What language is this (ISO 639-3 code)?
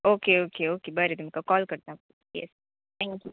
kok